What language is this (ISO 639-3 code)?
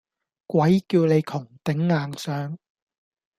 yue